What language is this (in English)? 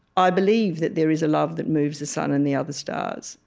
English